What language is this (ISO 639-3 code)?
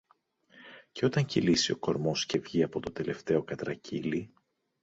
ell